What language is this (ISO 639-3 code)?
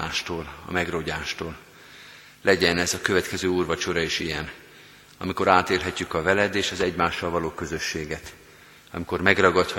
hun